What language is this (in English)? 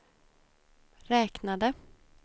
Swedish